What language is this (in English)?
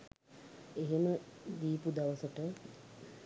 Sinhala